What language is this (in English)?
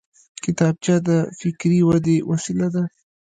Pashto